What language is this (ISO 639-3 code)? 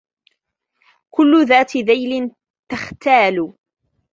ara